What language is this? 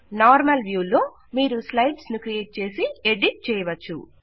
Telugu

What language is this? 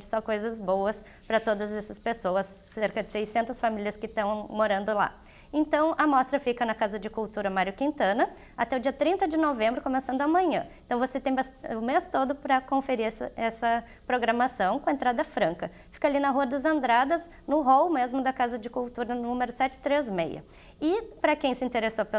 Portuguese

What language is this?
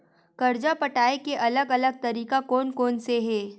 Chhattisgarhi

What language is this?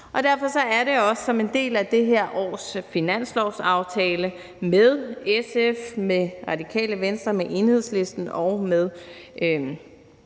Danish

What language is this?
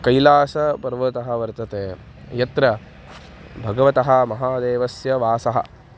Sanskrit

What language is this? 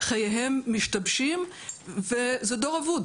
Hebrew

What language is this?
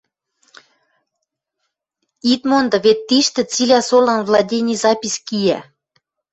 Western Mari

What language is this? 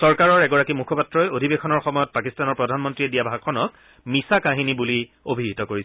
Assamese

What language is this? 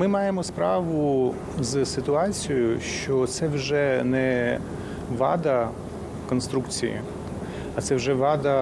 Ukrainian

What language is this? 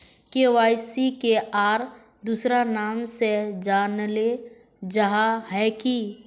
Magahi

